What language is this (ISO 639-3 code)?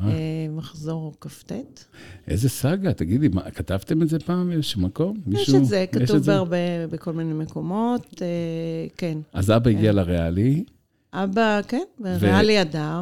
heb